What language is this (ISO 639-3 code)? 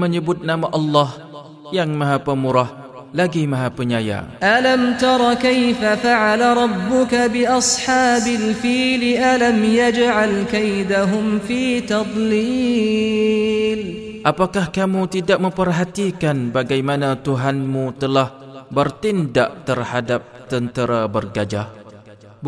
msa